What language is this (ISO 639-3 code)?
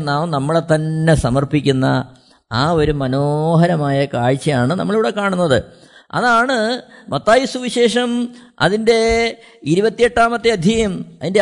mal